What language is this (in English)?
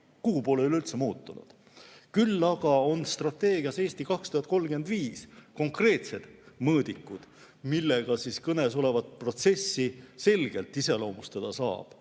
Estonian